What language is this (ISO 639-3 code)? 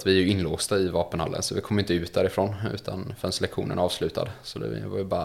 swe